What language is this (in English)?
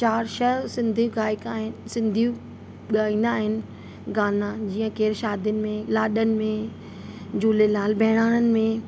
Sindhi